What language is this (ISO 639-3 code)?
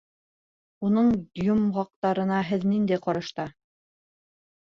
bak